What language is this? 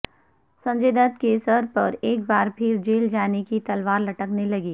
Urdu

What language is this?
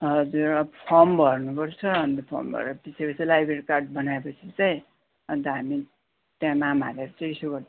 Nepali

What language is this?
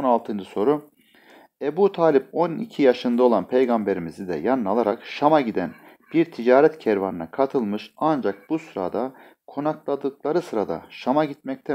Turkish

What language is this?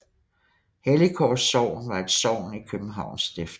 Danish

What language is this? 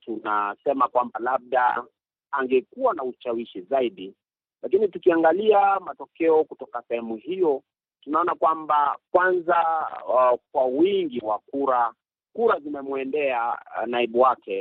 Swahili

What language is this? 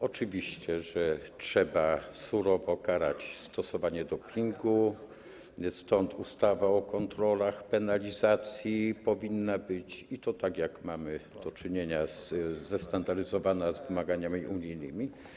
Polish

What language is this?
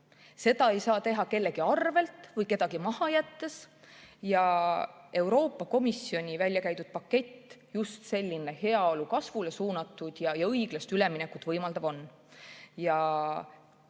Estonian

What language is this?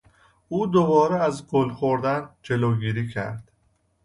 Persian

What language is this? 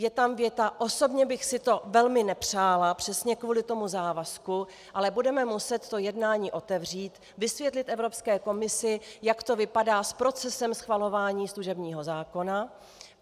Czech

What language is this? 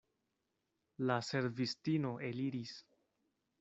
Esperanto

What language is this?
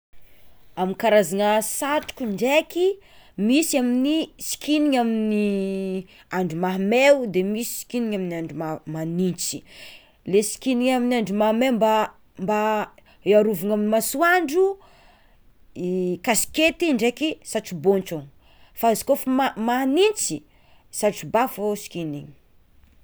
Tsimihety Malagasy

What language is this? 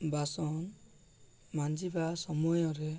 Odia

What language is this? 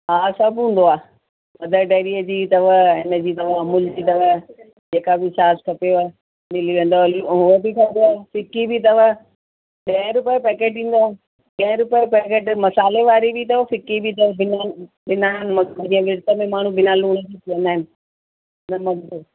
Sindhi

